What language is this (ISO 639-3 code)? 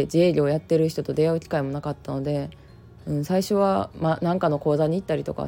jpn